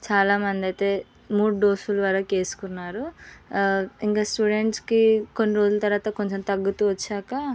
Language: Telugu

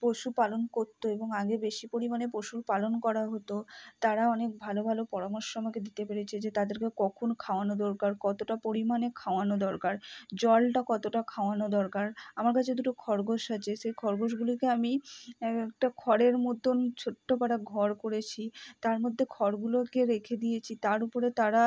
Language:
Bangla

